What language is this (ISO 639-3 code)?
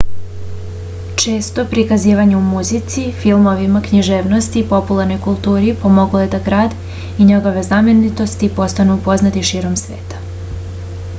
srp